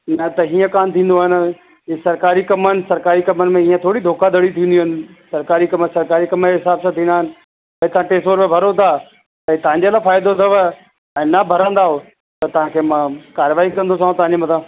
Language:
Sindhi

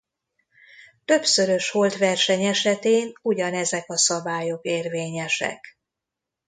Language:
Hungarian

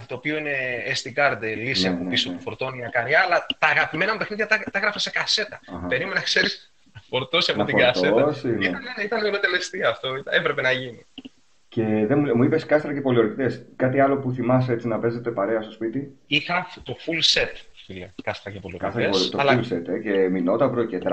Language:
Greek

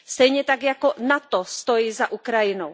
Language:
Czech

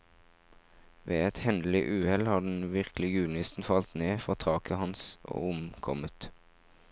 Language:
Norwegian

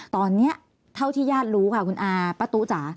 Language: Thai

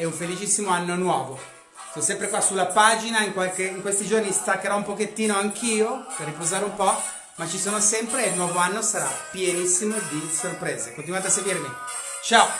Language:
Italian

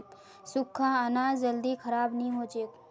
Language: Magahi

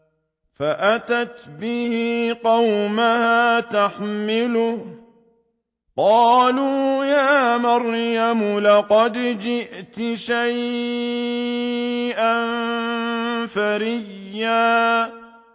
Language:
Arabic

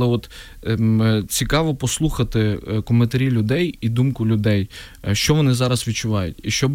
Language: Ukrainian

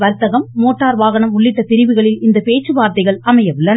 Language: Tamil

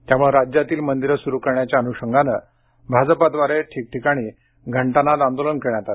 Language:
Marathi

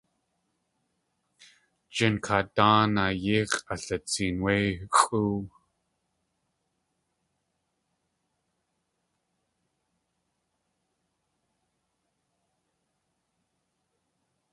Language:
Tlingit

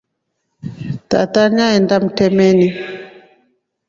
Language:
Rombo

